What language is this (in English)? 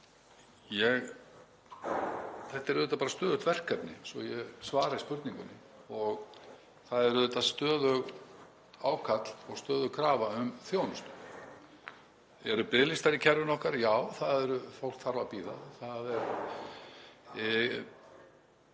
Icelandic